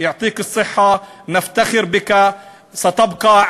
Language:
Hebrew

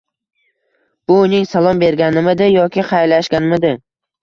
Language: Uzbek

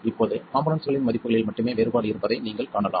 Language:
Tamil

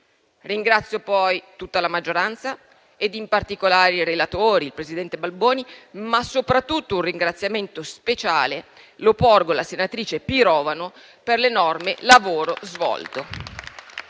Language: Italian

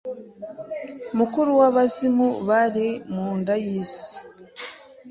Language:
Kinyarwanda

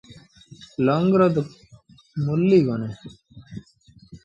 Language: Sindhi Bhil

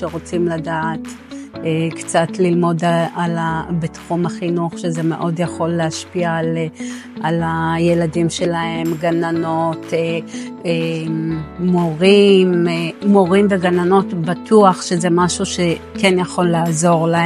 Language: Hebrew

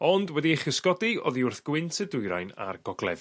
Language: Welsh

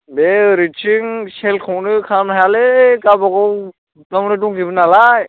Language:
Bodo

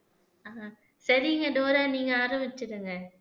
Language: Tamil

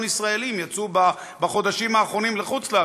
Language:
Hebrew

